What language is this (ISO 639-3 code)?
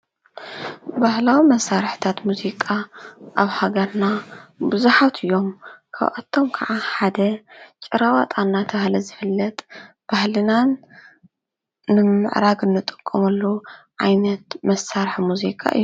tir